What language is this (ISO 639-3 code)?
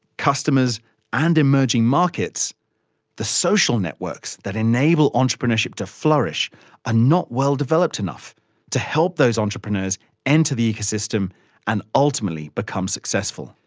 eng